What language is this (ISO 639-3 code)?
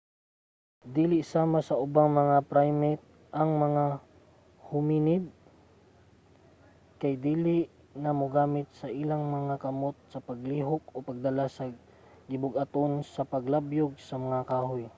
ceb